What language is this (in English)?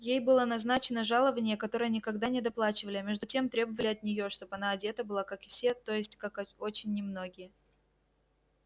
Russian